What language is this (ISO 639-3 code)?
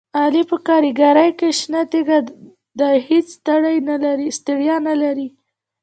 pus